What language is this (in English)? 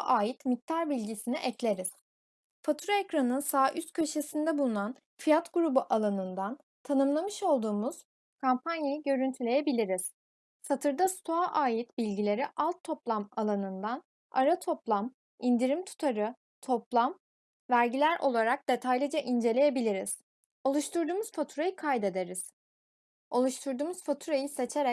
Turkish